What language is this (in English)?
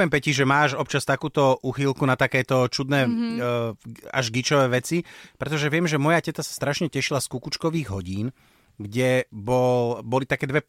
Slovak